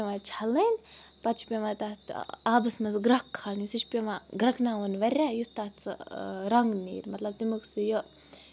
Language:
Kashmiri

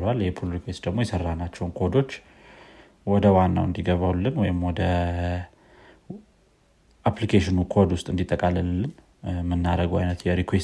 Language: Amharic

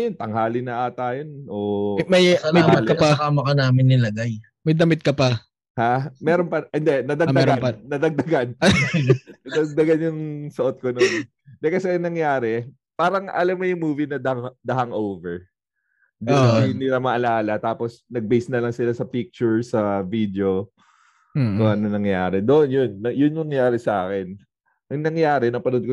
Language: Filipino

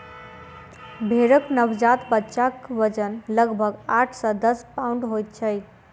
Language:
Maithili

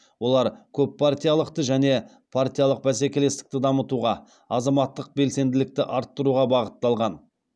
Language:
Kazakh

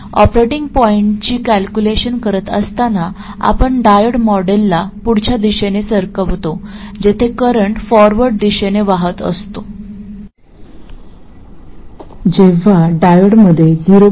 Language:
Marathi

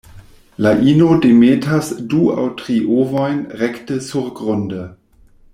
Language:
Esperanto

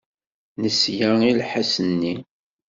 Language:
Kabyle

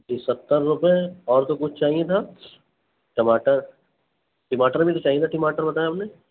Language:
Urdu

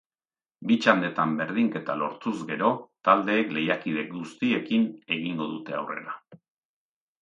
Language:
Basque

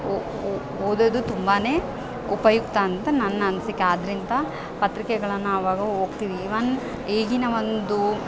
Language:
Kannada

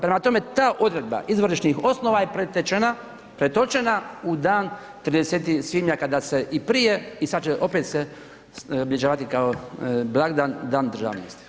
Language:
Croatian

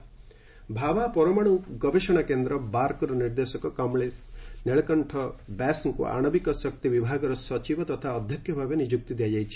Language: Odia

